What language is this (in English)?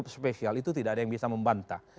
Indonesian